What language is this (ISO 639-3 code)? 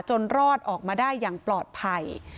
tha